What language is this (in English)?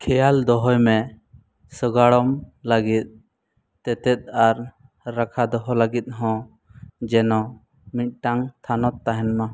Santali